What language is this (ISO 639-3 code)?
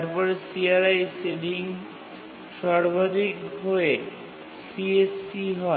ben